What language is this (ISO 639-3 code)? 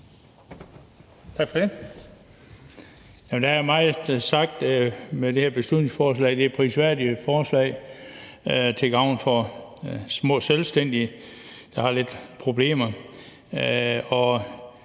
dan